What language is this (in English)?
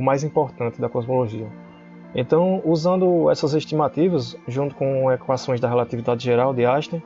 Portuguese